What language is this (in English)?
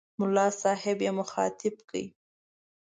Pashto